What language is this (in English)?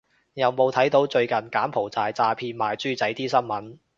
Cantonese